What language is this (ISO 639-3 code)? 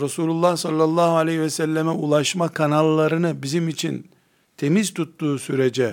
tur